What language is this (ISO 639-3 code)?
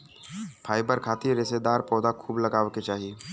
bho